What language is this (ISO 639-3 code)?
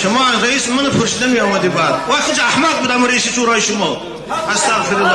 fas